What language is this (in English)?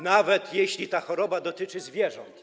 Polish